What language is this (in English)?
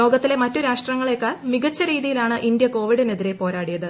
Malayalam